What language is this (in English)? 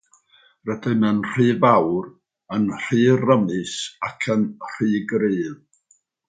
Welsh